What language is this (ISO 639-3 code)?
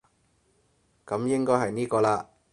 yue